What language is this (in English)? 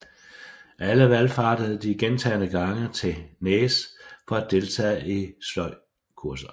Danish